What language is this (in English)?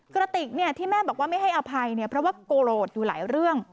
Thai